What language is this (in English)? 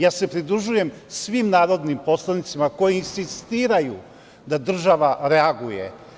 Serbian